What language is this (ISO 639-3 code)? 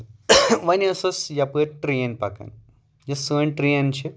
kas